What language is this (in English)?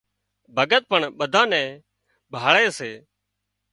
Wadiyara Koli